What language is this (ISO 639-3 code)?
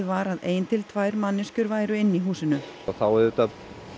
isl